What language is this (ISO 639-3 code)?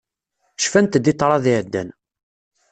kab